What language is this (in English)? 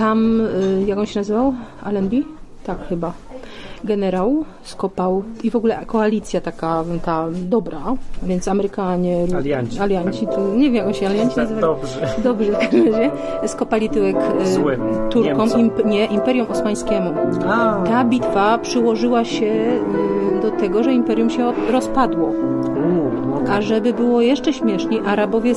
Polish